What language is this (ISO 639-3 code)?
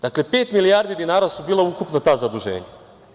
srp